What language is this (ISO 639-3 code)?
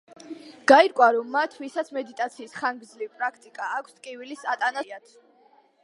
kat